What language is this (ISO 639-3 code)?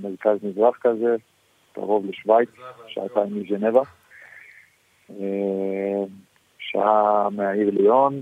heb